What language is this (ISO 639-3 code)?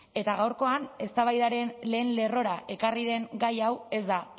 eus